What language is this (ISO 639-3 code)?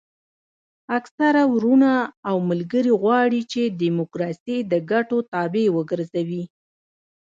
pus